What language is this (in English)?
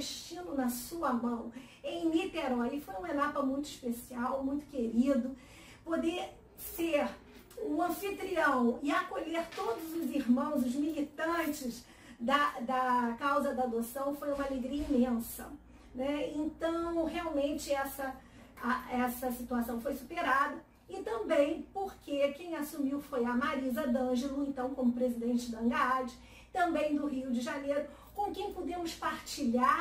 Portuguese